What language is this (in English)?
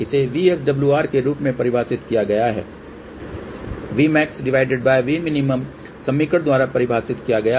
Hindi